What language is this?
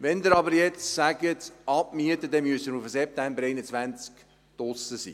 Swiss German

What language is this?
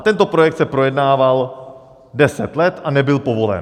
Czech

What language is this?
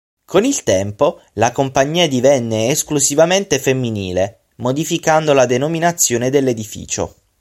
Italian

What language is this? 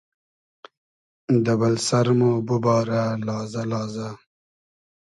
Hazaragi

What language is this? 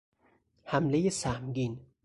Persian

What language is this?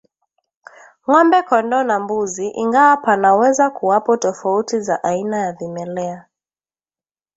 Swahili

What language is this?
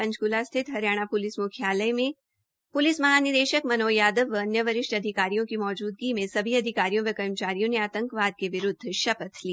Hindi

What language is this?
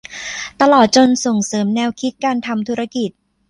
Thai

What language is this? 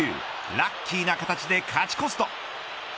Japanese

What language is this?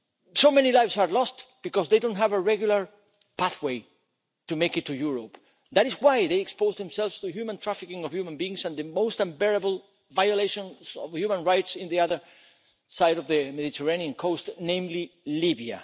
English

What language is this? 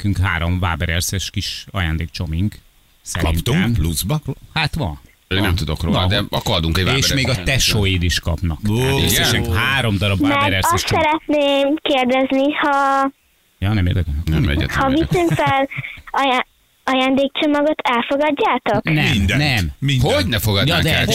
Hungarian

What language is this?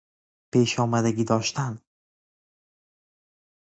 Persian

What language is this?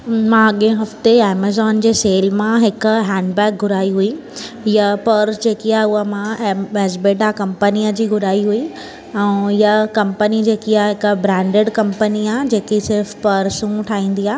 Sindhi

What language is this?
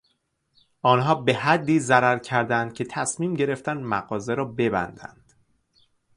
Persian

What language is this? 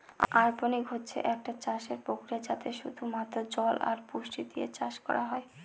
Bangla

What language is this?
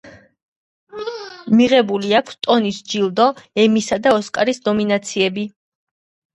Georgian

